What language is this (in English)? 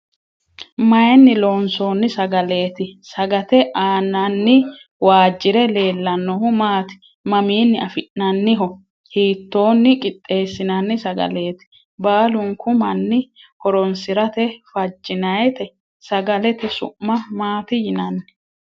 Sidamo